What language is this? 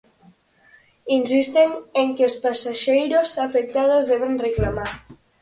Galician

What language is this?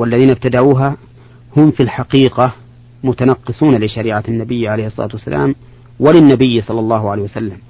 Arabic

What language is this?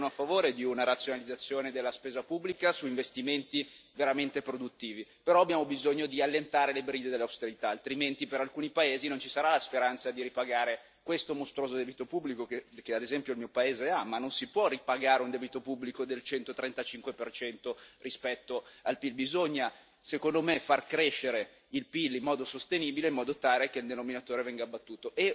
Italian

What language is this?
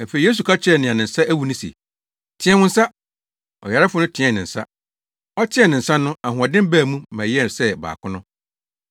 Akan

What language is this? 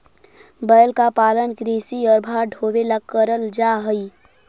Magahi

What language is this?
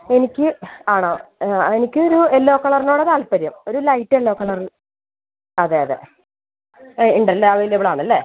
Malayalam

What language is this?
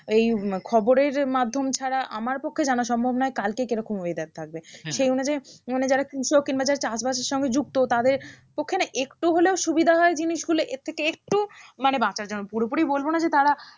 Bangla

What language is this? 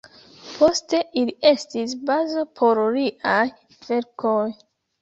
Esperanto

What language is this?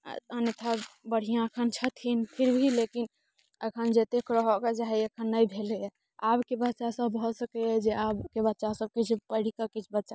Maithili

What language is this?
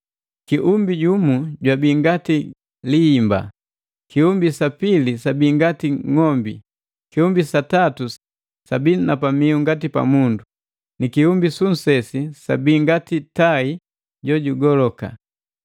Matengo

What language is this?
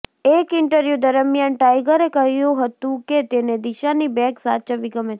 Gujarati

